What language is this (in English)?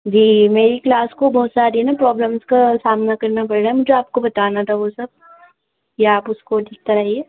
Urdu